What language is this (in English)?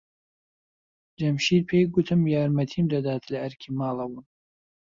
Central Kurdish